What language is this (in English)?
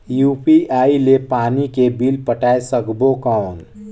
Chhattisgarhi